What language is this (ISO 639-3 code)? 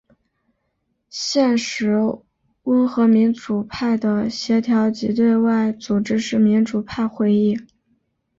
zho